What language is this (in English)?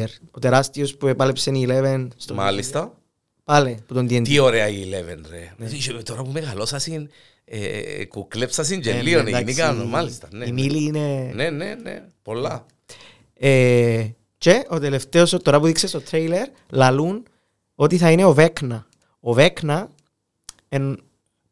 Greek